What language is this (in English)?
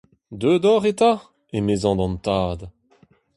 Breton